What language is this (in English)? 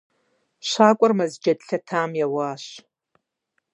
Kabardian